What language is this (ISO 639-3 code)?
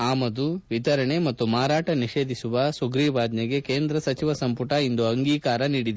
kan